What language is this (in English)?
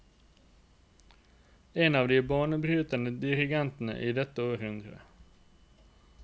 Norwegian